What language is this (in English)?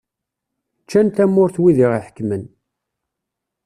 Kabyle